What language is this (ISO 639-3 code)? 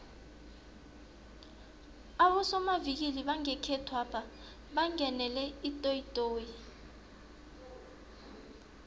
nbl